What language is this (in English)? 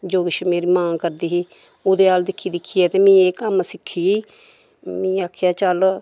Dogri